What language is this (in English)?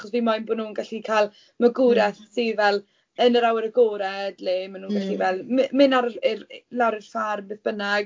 Welsh